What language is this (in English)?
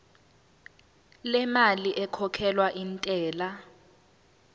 Zulu